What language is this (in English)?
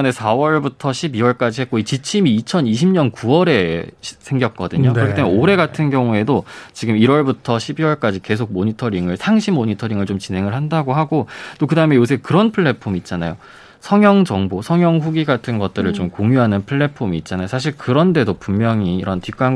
Korean